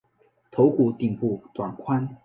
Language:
Chinese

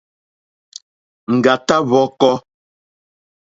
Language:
Mokpwe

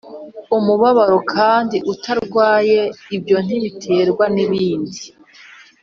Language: Kinyarwanda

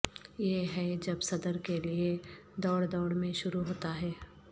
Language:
Urdu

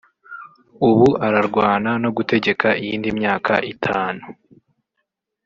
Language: Kinyarwanda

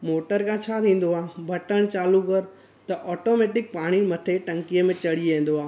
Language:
Sindhi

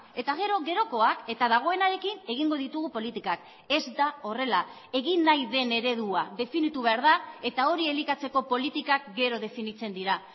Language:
Basque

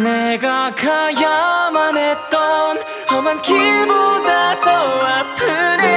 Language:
Korean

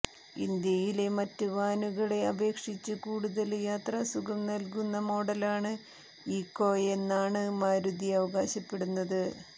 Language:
Malayalam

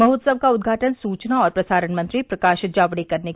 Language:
Hindi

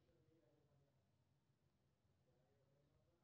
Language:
Maithili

